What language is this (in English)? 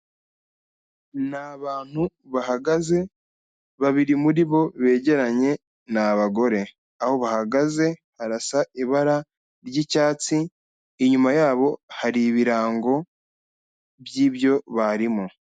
Kinyarwanda